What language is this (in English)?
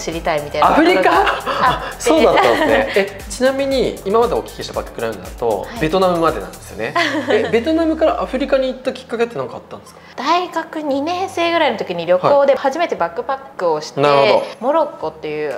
Japanese